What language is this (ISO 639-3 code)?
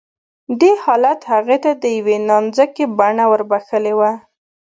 pus